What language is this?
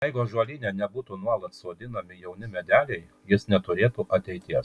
Lithuanian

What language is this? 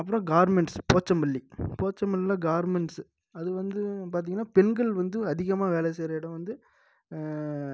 Tamil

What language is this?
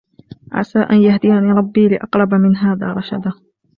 Arabic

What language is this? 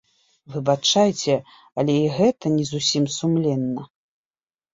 Belarusian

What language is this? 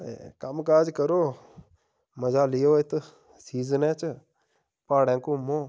Dogri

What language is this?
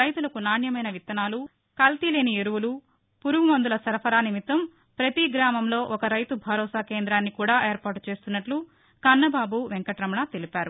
Telugu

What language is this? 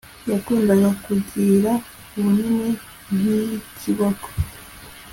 Kinyarwanda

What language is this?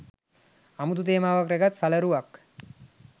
Sinhala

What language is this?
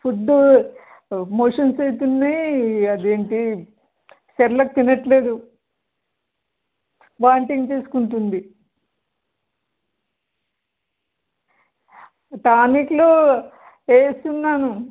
Telugu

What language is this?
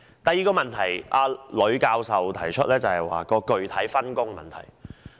Cantonese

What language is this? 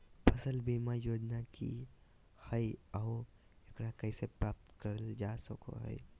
Magahi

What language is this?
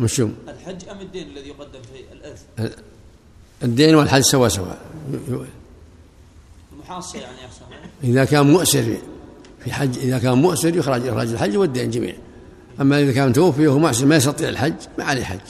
Arabic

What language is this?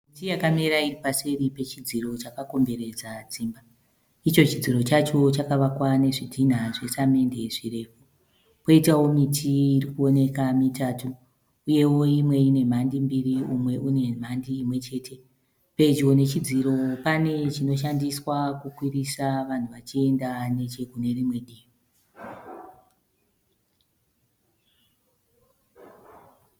Shona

